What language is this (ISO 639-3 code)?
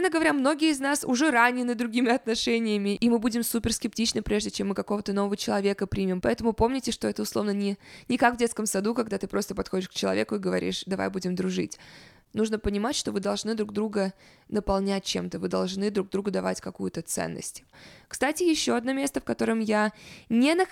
rus